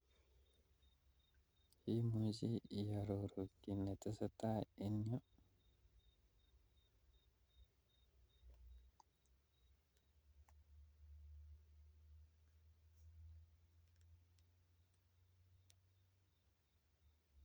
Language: Kalenjin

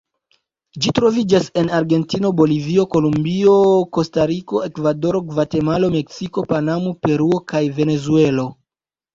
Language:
Esperanto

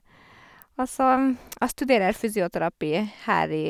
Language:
Norwegian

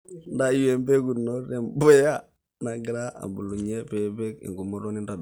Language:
Masai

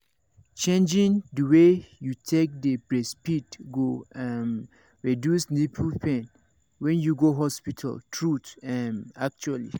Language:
Nigerian Pidgin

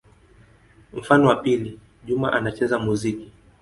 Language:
Swahili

